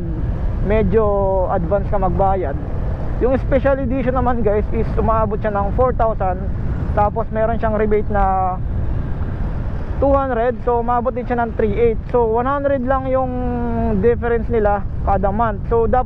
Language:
Filipino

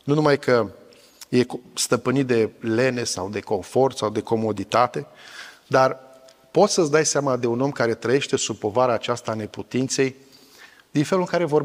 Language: Romanian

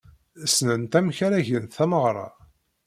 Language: Kabyle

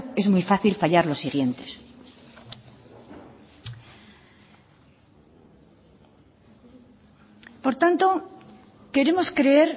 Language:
Spanish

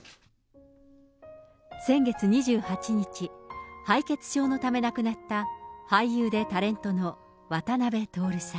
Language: Japanese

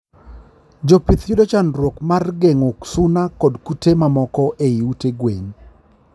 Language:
Luo (Kenya and Tanzania)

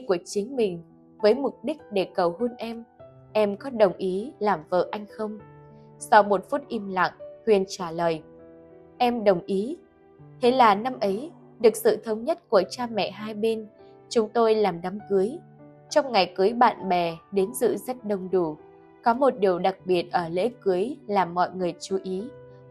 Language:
Vietnamese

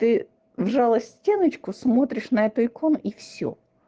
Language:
Russian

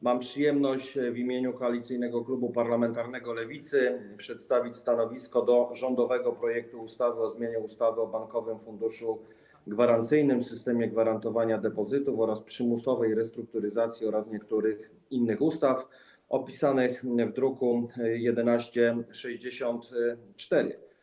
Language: Polish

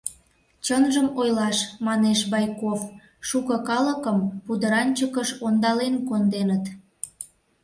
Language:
Mari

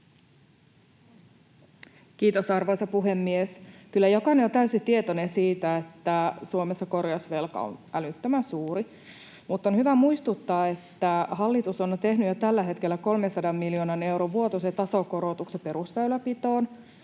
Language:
Finnish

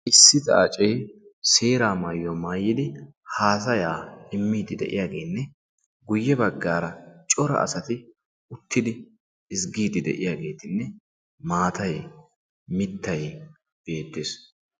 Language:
Wolaytta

